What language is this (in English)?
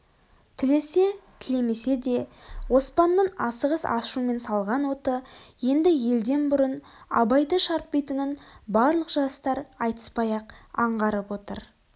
Kazakh